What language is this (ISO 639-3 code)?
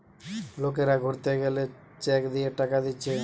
ben